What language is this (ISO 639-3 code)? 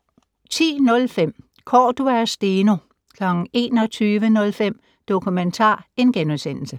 dan